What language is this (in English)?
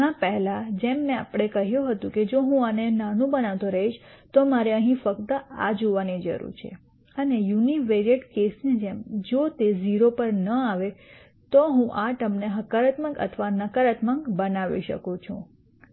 Gujarati